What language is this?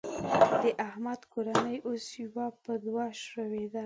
Pashto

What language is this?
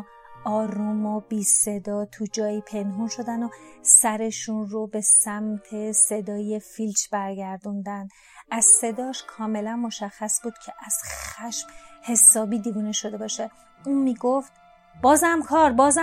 Persian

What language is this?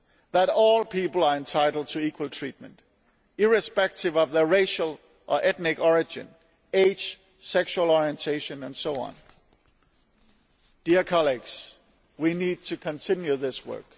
English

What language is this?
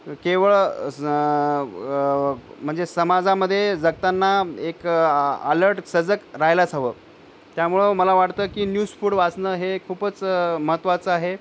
Marathi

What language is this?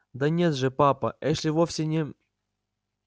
Russian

